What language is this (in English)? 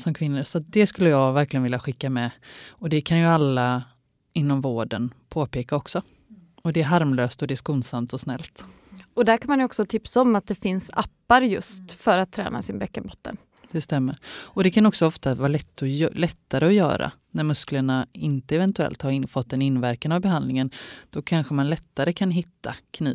Swedish